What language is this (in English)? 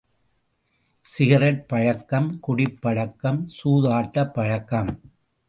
Tamil